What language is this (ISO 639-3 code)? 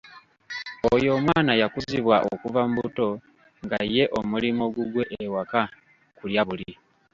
lug